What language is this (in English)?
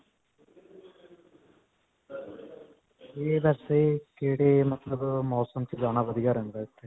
Punjabi